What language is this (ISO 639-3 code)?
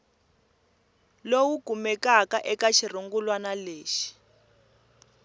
tso